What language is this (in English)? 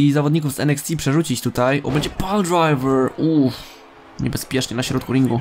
Polish